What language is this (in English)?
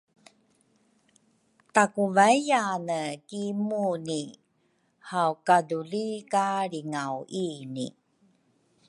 Rukai